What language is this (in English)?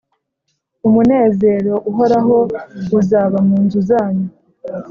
Kinyarwanda